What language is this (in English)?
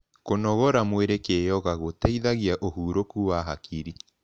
Kikuyu